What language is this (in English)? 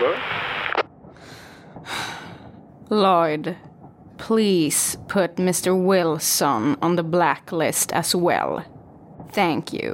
Swedish